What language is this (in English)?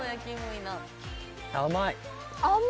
Japanese